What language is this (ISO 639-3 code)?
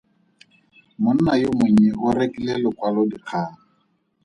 tsn